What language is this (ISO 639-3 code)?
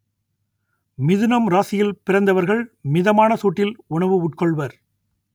tam